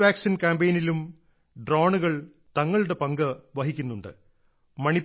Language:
Malayalam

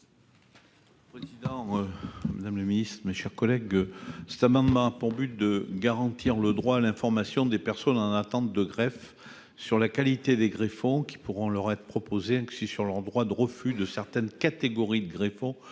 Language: French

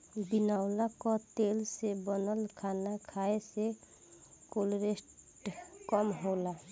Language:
Bhojpuri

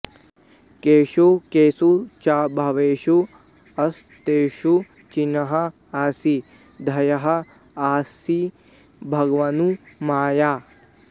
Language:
Sanskrit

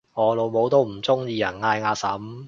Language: Cantonese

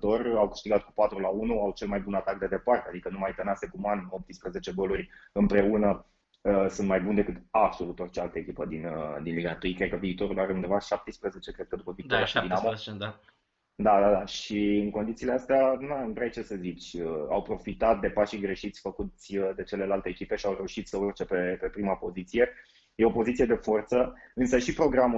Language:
Romanian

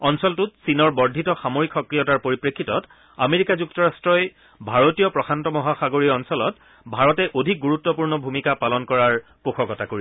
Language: Assamese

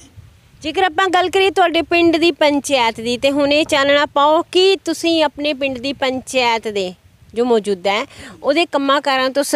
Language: Hindi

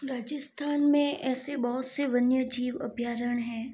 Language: Hindi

